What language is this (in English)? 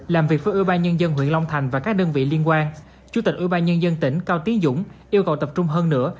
Vietnamese